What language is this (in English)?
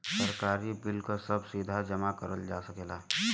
Bhojpuri